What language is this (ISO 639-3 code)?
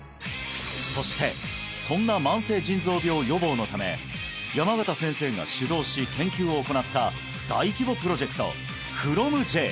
jpn